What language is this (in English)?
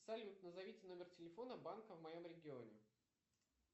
Russian